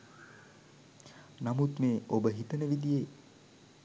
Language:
Sinhala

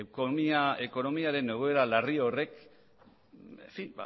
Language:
Basque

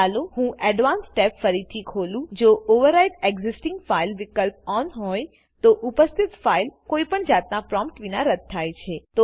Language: Gujarati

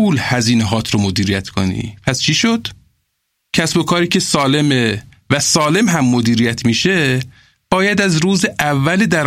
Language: Persian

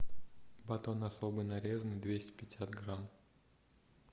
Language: Russian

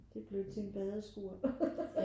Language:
Danish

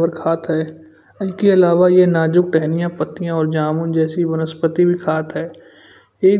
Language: Kanauji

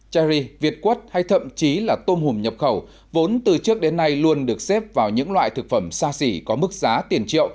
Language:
Vietnamese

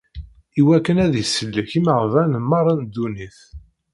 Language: Kabyle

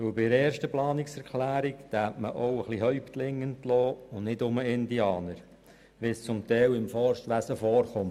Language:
Swiss German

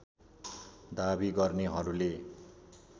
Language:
Nepali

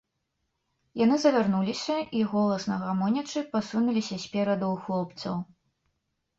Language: Belarusian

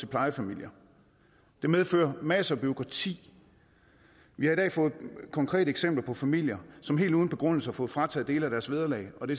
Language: Danish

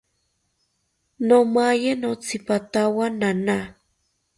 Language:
South Ucayali Ashéninka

